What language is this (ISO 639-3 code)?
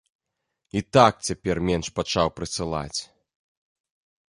bel